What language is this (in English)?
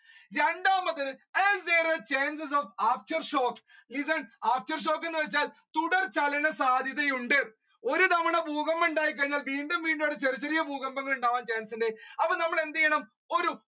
Malayalam